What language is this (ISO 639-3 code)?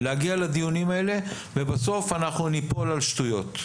heb